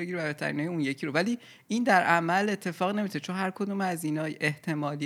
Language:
Persian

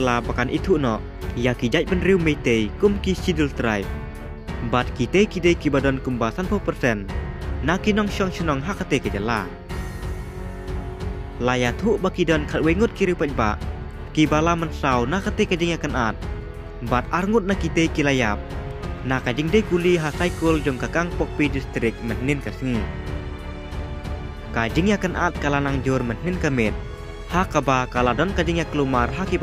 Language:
Indonesian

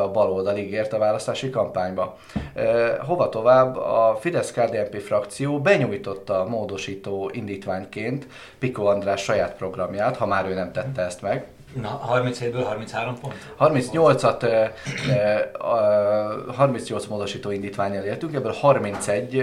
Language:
Hungarian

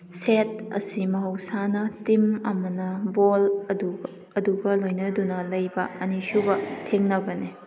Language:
Manipuri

